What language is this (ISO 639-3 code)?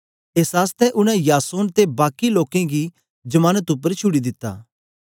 doi